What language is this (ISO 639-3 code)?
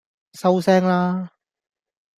yue